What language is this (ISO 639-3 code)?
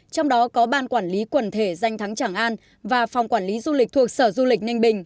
vie